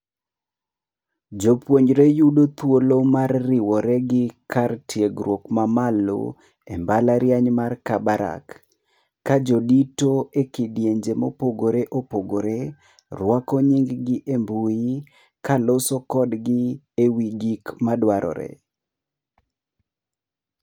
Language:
Luo (Kenya and Tanzania)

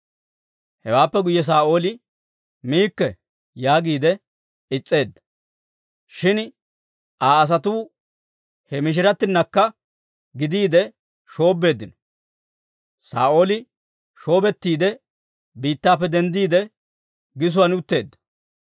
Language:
Dawro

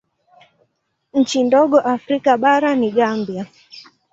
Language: Swahili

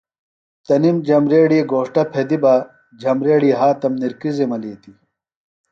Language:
Phalura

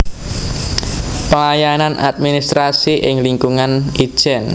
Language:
Javanese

